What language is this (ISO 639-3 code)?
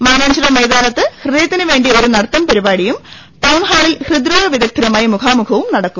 mal